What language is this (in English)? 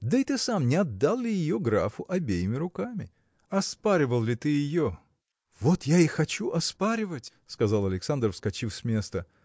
Russian